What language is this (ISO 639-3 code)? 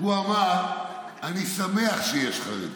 heb